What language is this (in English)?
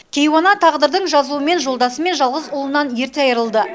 Kazakh